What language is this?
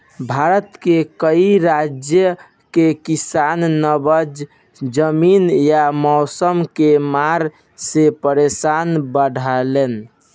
Bhojpuri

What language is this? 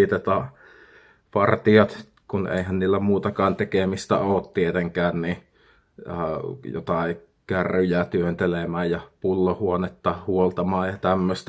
Finnish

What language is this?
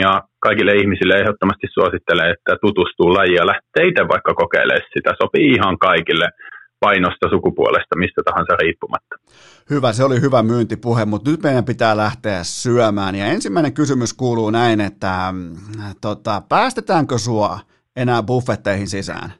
Finnish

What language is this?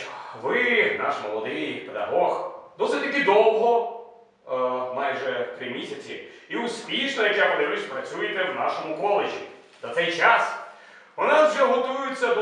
Ukrainian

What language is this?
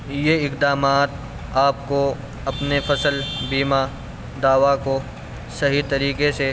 Urdu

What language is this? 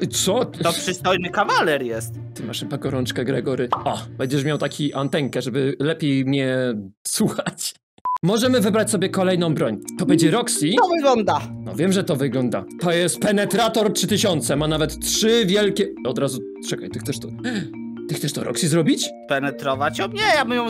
Polish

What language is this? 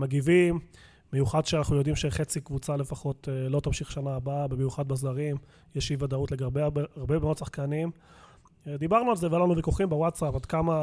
Hebrew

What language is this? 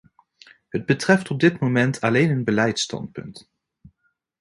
Dutch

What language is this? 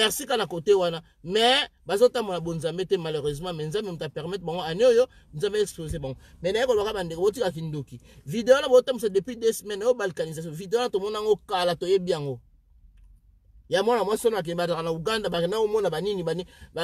French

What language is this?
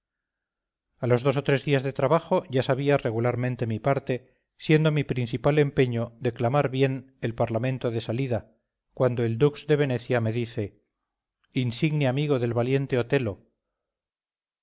Spanish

